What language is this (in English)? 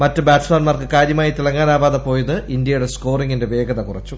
Malayalam